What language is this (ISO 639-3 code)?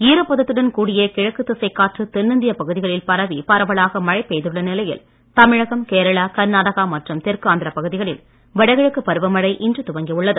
tam